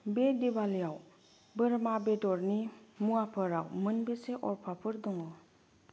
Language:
Bodo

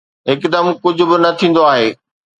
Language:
Sindhi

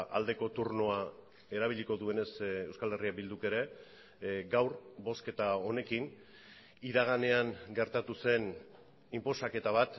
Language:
Basque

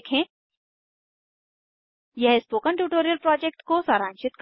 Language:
Hindi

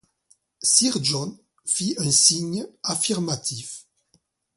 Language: French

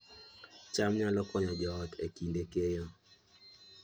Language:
Luo (Kenya and Tanzania)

